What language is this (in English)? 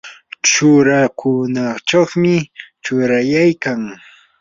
Yanahuanca Pasco Quechua